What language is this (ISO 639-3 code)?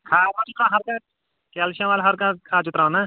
kas